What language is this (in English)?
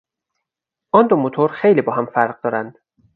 Persian